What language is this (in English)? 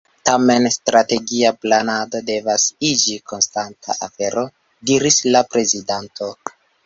Esperanto